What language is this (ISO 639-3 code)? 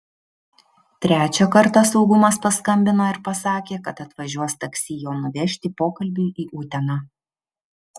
lit